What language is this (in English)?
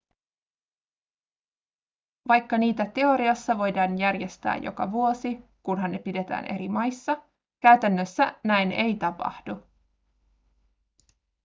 Finnish